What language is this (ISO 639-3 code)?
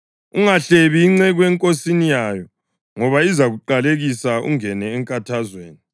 nde